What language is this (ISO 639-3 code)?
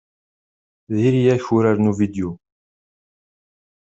kab